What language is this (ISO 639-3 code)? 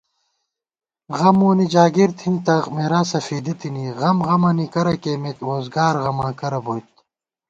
gwt